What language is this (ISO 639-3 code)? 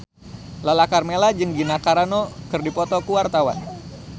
sun